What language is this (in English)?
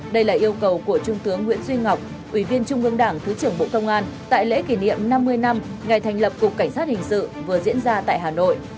Vietnamese